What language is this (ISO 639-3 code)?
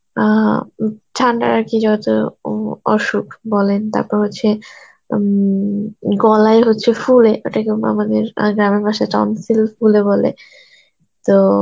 ben